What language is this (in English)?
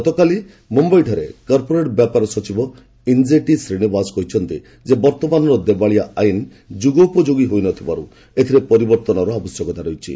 Odia